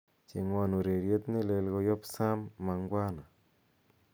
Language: Kalenjin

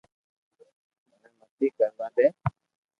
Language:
Loarki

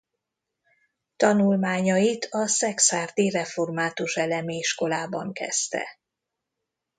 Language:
Hungarian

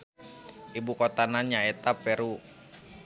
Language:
Sundanese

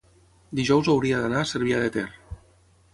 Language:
Catalan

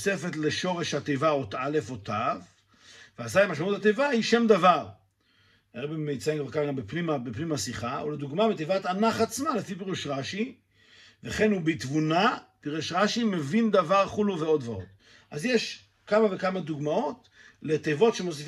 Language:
Hebrew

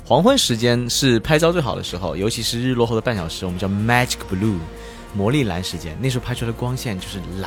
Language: Chinese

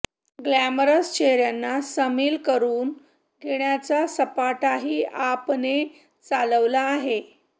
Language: Marathi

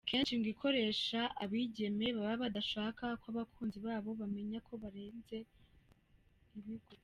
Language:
Kinyarwanda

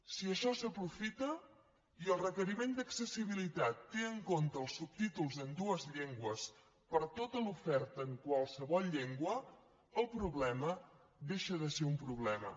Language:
Catalan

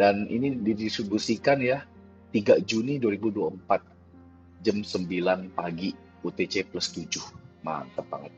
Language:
Indonesian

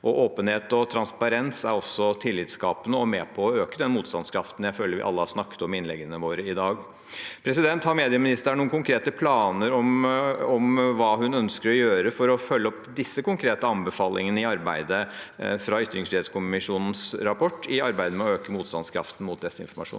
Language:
Norwegian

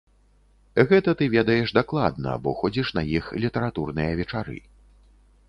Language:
Belarusian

